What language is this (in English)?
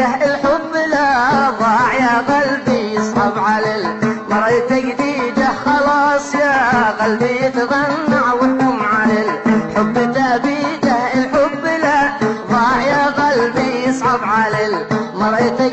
Arabic